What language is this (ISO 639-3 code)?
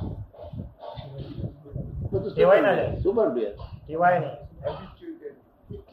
guj